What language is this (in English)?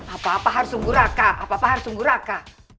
Indonesian